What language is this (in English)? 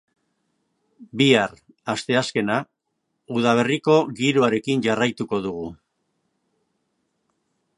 Basque